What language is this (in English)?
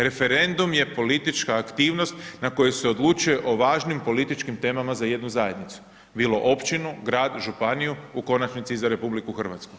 Croatian